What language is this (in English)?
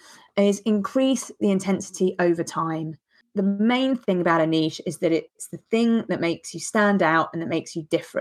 English